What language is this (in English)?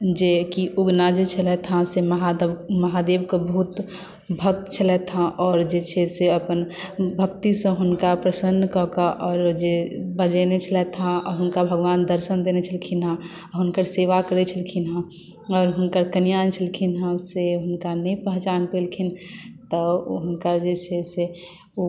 Maithili